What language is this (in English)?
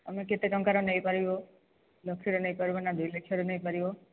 Odia